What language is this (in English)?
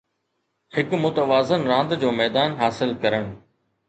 Sindhi